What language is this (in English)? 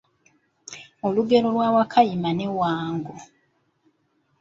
Ganda